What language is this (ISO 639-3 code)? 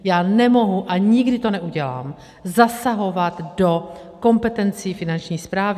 ces